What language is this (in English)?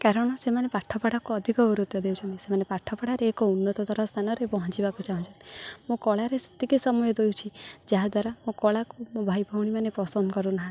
Odia